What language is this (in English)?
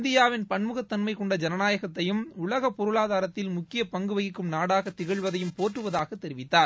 Tamil